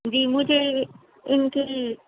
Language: Urdu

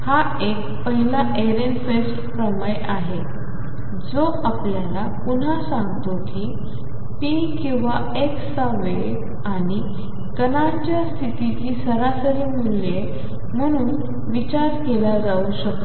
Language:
Marathi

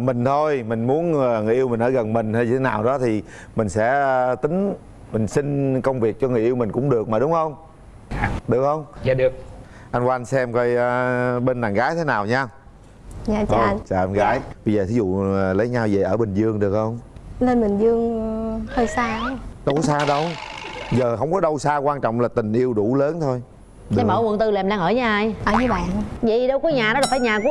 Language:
Vietnamese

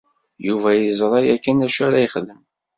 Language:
Kabyle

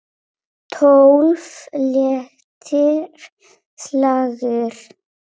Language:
Icelandic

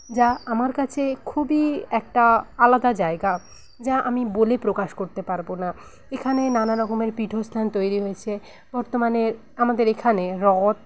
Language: Bangla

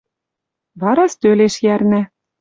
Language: Western Mari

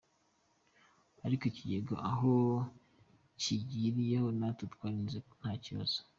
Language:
Kinyarwanda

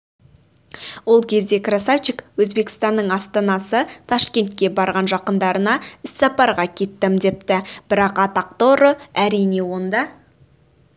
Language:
Kazakh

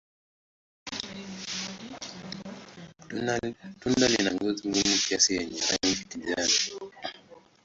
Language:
Swahili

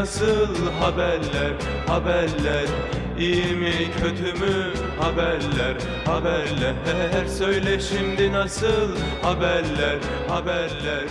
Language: Turkish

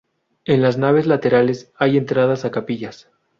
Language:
Spanish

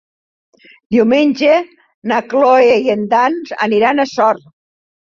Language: Catalan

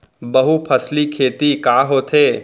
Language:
Chhattisgarhi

